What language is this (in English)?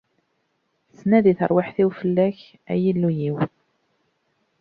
Kabyle